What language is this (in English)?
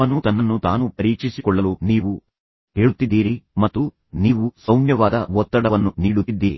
Kannada